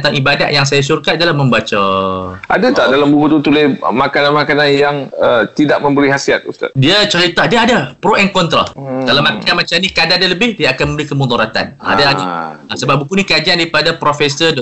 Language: Malay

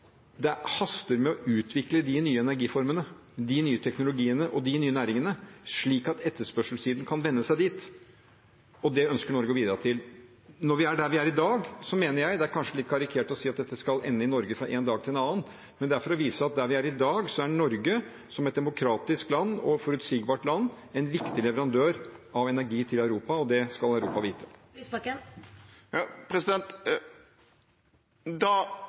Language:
Norwegian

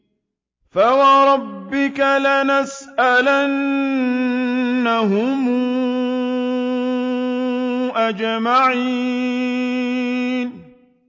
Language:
Arabic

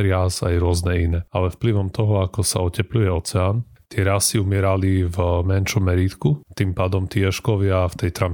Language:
Slovak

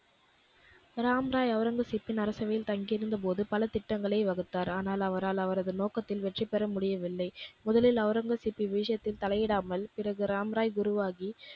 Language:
Tamil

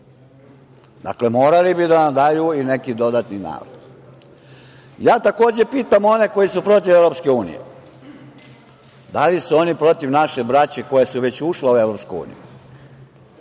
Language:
Serbian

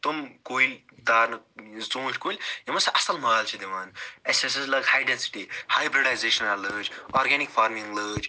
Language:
Kashmiri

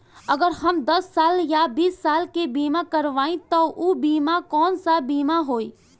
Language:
Bhojpuri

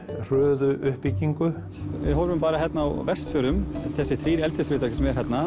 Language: Icelandic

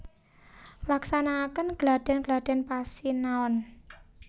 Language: Javanese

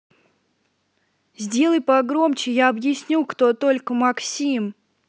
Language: Russian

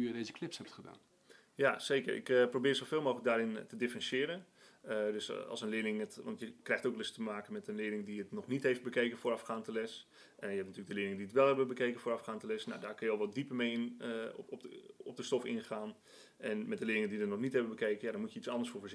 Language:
Dutch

